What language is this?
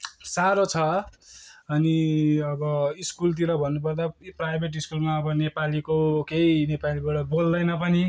Nepali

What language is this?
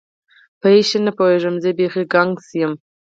Pashto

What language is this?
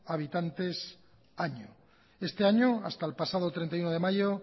Spanish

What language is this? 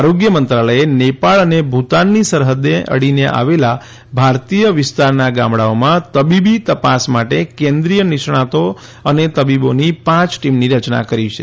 Gujarati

